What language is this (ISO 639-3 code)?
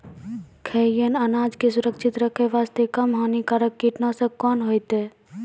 mai